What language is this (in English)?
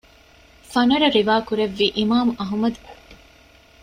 Divehi